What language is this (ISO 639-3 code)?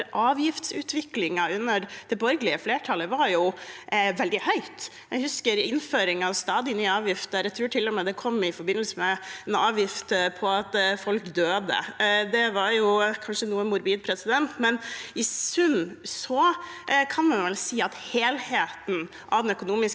nor